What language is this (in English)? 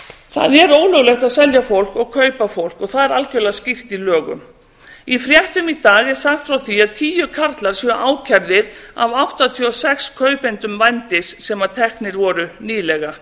Icelandic